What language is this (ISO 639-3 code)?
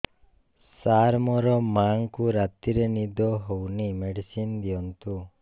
ori